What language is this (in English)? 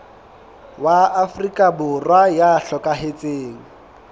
Southern Sotho